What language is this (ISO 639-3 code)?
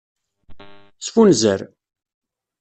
kab